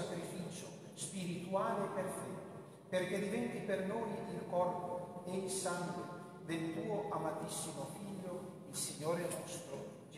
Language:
Italian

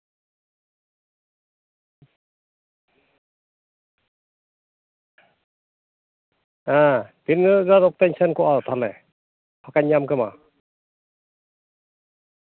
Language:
Santali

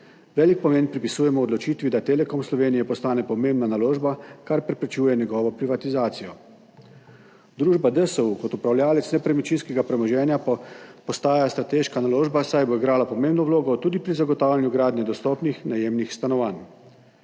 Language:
Slovenian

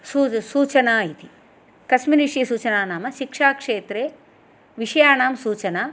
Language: Sanskrit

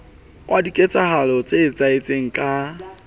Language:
Southern Sotho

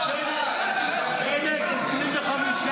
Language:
Hebrew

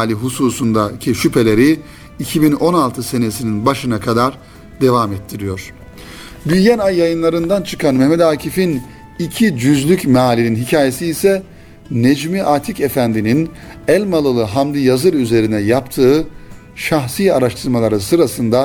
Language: Turkish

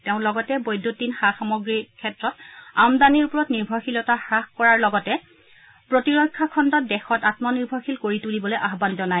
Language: Assamese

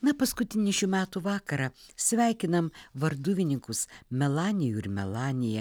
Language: Lithuanian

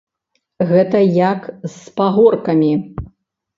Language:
Belarusian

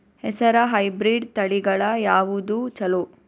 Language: Kannada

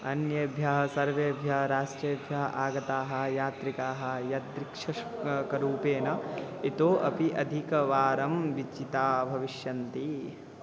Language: Sanskrit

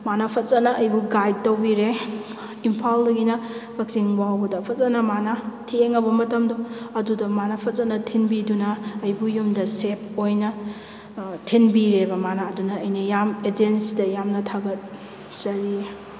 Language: Manipuri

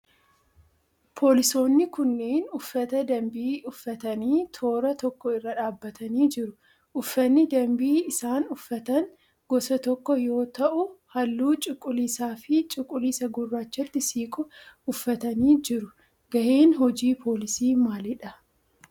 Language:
Oromo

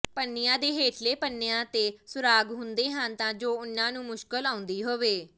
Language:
Punjabi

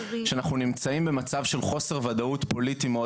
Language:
Hebrew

